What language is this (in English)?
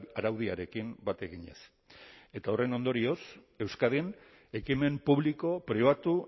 Basque